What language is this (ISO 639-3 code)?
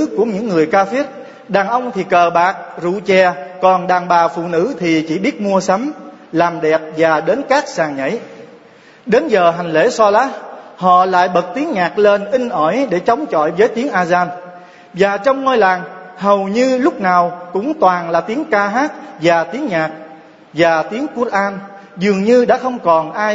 vie